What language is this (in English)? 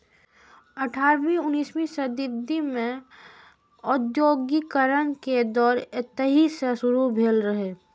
Maithili